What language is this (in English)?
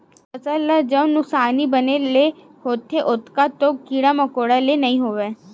Chhattisgarhi